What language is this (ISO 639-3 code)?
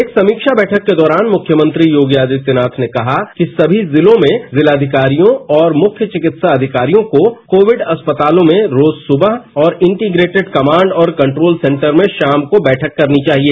hin